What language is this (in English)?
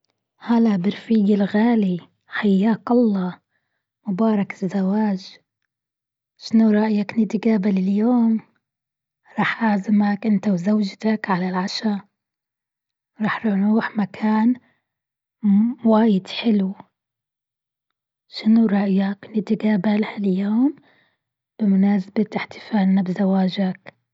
Gulf Arabic